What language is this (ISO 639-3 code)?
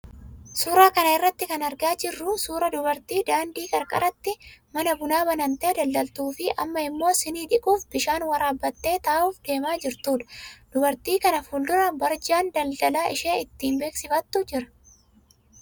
orm